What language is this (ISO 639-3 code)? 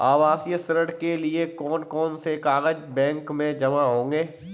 hin